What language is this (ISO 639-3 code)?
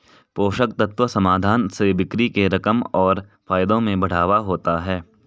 hin